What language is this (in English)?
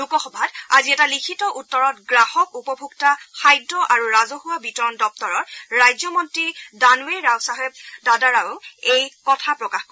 Assamese